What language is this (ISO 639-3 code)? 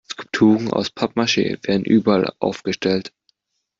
deu